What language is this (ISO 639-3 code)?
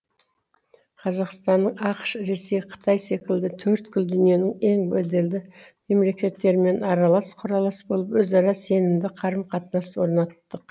kaz